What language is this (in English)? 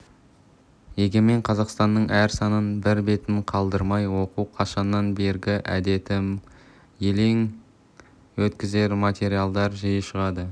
Kazakh